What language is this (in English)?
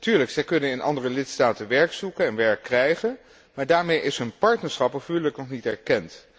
Dutch